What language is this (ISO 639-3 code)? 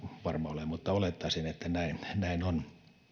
fin